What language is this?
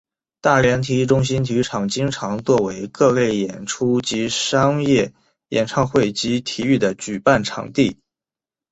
Chinese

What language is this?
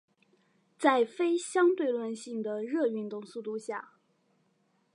Chinese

